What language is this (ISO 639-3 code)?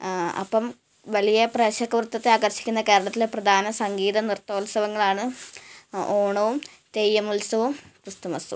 mal